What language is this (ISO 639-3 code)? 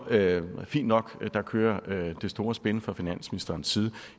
dan